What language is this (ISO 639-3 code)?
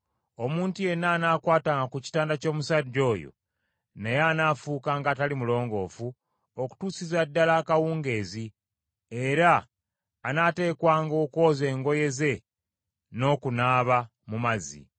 lug